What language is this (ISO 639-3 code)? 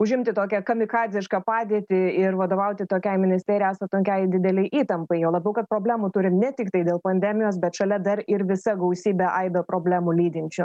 lit